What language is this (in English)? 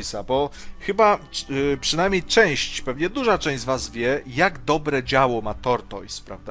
Polish